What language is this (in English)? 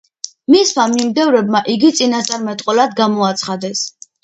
Georgian